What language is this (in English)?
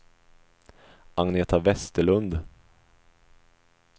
Swedish